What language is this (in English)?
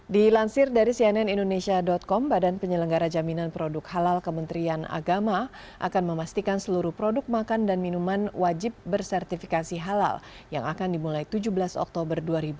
Indonesian